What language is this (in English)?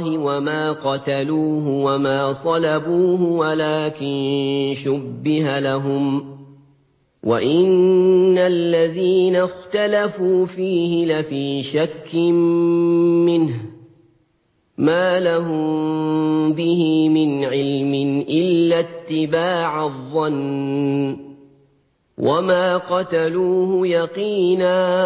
Arabic